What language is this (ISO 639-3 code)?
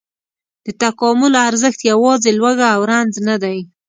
pus